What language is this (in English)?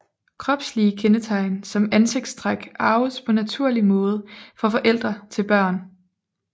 Danish